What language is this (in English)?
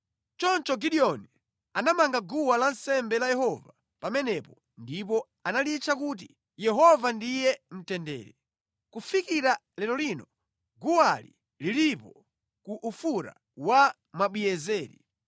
Nyanja